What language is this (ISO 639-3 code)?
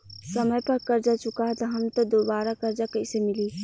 bho